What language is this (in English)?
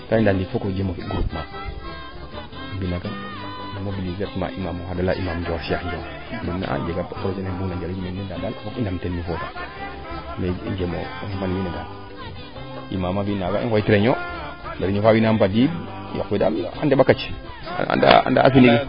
Serer